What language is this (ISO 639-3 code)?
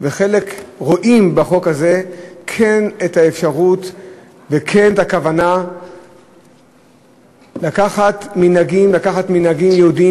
heb